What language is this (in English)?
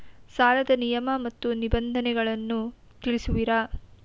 Kannada